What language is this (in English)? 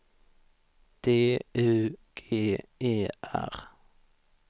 Swedish